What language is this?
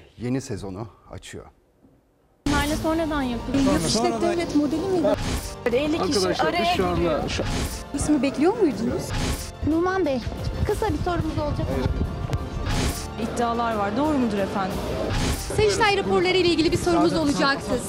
Turkish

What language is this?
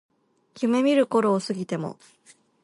Japanese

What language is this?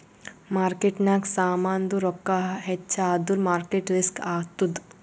Kannada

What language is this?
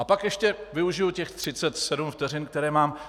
Czech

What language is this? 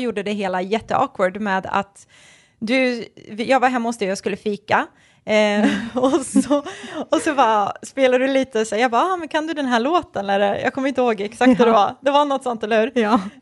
Swedish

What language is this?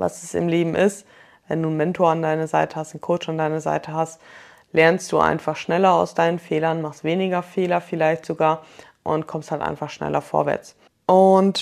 German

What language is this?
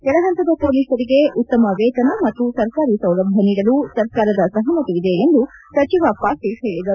Kannada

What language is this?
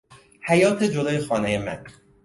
Persian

